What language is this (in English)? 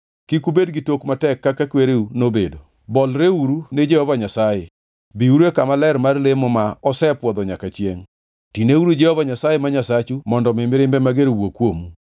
Luo (Kenya and Tanzania)